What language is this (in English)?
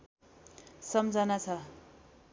Nepali